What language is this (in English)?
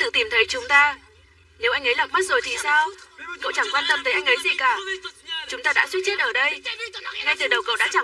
Vietnamese